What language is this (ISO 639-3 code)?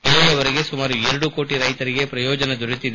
kan